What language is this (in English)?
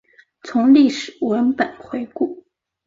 Chinese